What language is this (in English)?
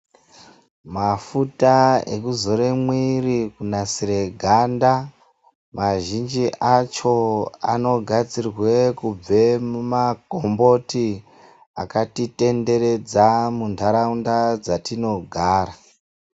Ndau